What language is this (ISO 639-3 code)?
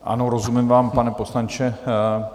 ces